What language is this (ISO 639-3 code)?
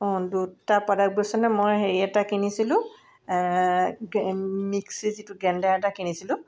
asm